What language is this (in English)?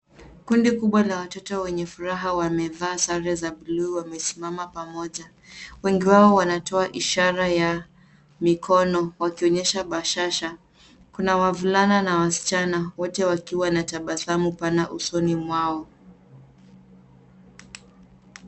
Swahili